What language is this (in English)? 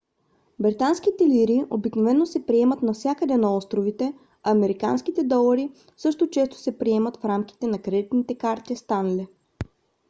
Bulgarian